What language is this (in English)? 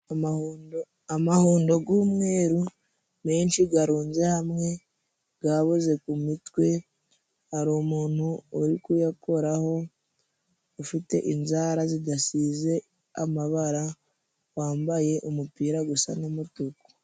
Kinyarwanda